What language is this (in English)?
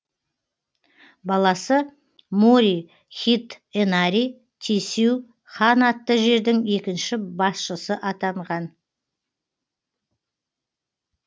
Kazakh